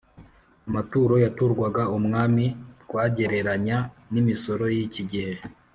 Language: Kinyarwanda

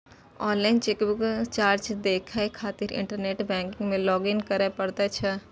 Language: Maithili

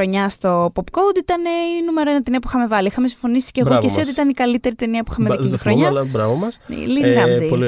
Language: Greek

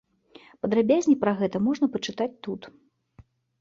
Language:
Belarusian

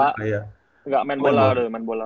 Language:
Indonesian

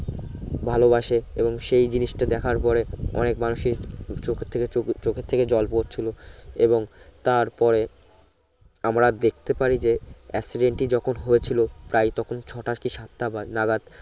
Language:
Bangla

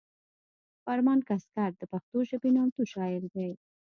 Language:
Pashto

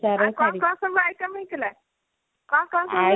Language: Odia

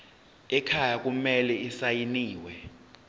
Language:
Zulu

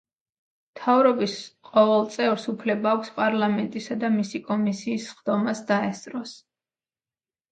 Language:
Georgian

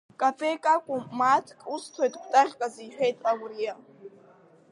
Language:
Abkhazian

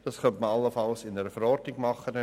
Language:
Swiss German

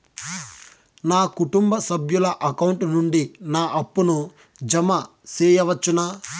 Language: Telugu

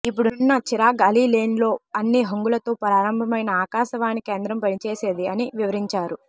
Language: Telugu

